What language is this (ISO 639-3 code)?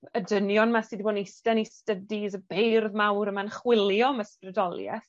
cym